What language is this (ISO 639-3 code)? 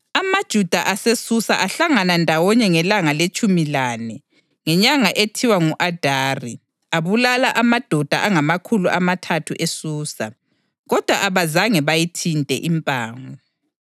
nde